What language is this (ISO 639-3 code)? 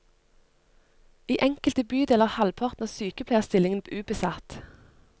nor